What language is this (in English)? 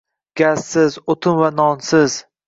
Uzbek